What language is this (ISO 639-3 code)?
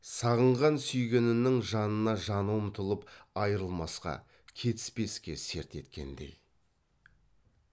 kaz